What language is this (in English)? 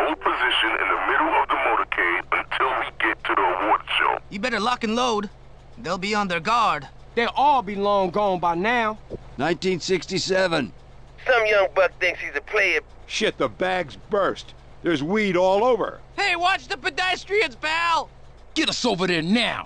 English